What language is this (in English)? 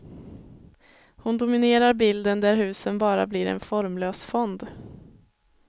Swedish